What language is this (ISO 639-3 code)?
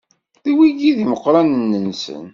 kab